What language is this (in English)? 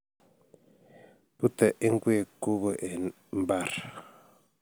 Kalenjin